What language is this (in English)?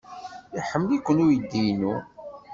Kabyle